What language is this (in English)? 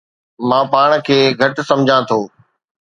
Sindhi